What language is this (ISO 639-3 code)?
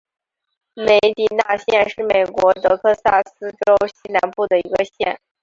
zho